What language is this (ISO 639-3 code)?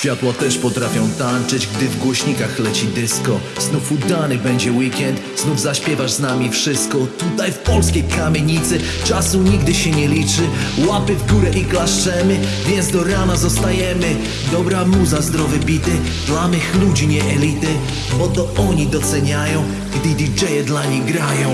pol